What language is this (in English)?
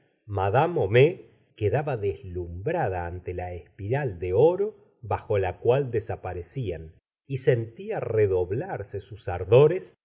Spanish